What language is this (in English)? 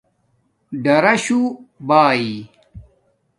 Domaaki